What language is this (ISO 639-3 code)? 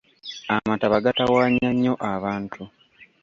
lug